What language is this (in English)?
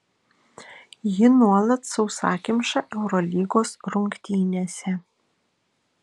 Lithuanian